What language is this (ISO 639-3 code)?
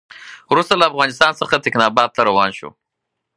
pus